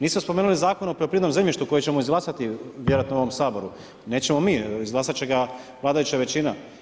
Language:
Croatian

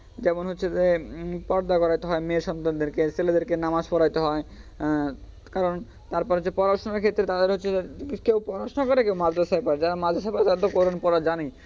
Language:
Bangla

